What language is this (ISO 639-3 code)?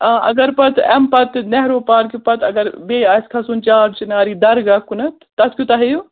kas